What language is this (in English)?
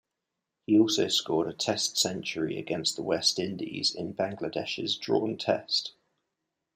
English